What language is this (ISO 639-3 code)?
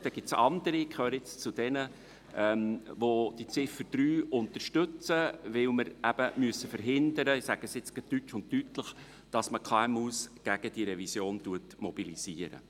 gsw